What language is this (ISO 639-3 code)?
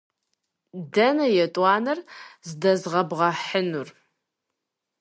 kbd